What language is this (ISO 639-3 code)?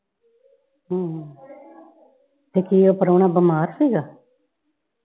pan